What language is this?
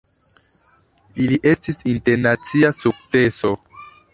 Esperanto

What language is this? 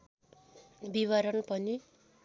Nepali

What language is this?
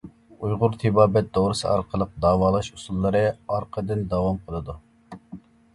Uyghur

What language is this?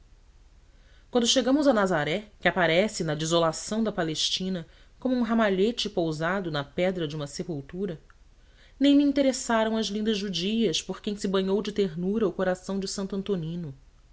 Portuguese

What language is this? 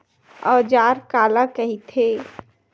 Chhattisgarhi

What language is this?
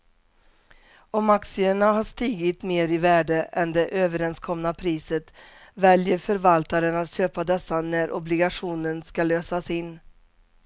Swedish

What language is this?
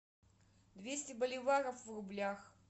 Russian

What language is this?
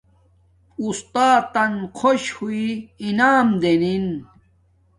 Domaaki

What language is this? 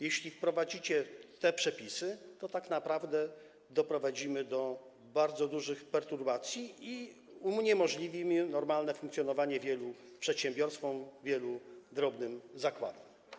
Polish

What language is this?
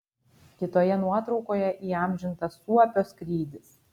Lithuanian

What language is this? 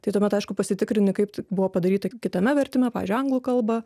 Lithuanian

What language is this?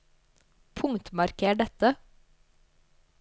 Norwegian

